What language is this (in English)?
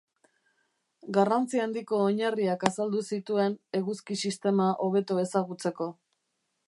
Basque